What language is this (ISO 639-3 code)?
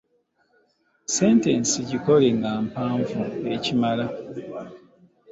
lug